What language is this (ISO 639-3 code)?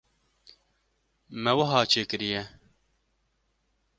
kur